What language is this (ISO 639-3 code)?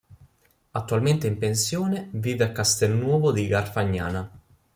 ita